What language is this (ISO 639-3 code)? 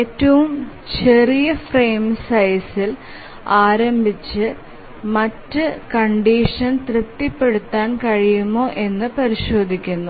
mal